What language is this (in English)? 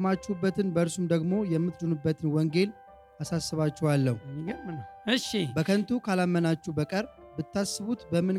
Amharic